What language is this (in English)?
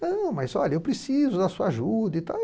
Portuguese